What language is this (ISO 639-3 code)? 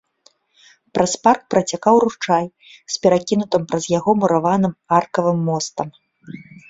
bel